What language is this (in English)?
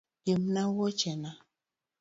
Luo (Kenya and Tanzania)